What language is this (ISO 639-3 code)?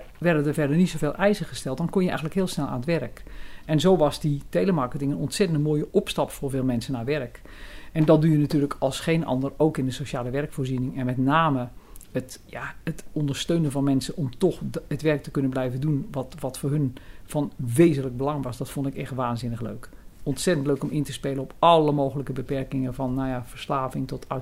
nld